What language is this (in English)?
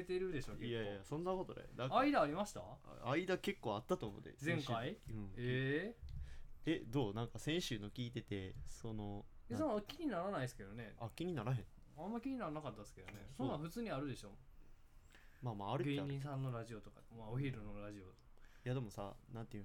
Japanese